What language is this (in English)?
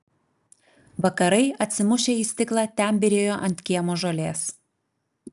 Lithuanian